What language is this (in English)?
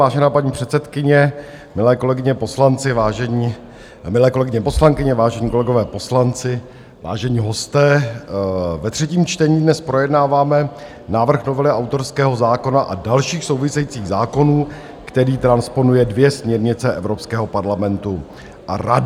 Czech